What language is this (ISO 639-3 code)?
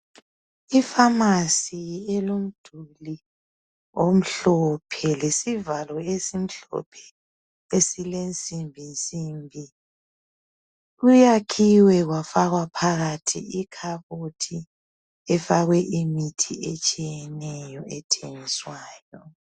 nde